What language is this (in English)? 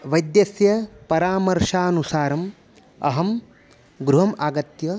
Sanskrit